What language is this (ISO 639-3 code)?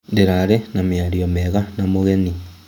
kik